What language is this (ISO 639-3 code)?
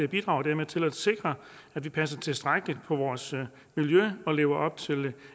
dan